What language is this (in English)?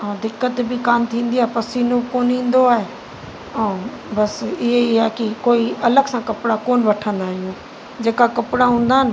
Sindhi